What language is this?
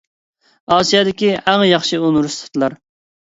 Uyghur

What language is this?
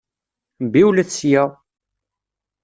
Kabyle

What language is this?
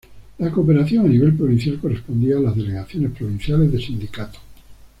Spanish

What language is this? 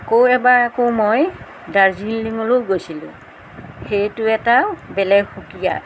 Assamese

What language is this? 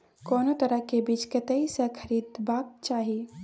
Maithili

